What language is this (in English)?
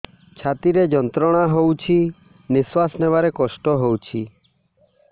Odia